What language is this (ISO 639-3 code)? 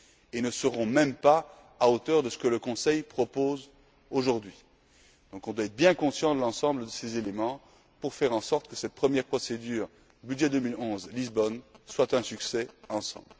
fra